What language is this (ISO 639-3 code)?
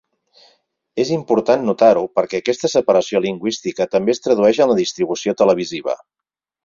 cat